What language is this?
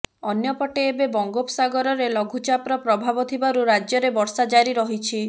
Odia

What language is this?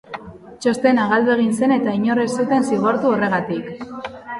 Basque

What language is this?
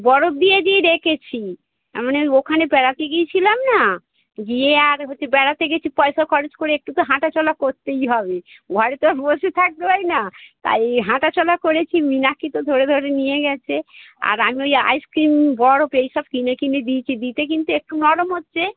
Bangla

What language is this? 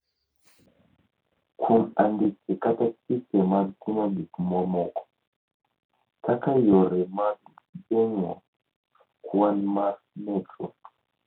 Luo (Kenya and Tanzania)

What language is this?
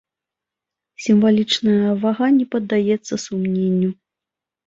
Belarusian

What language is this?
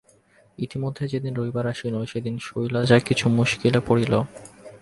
Bangla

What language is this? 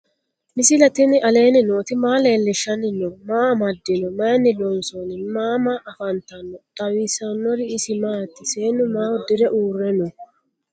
Sidamo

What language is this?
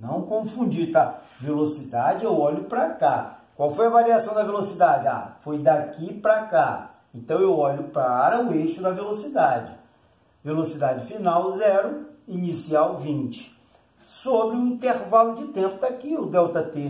Portuguese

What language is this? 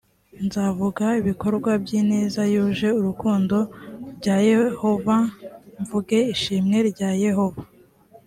Kinyarwanda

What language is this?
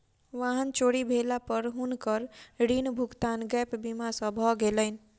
Maithili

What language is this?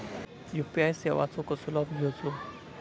Marathi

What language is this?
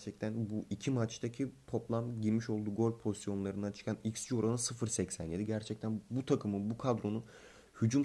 Turkish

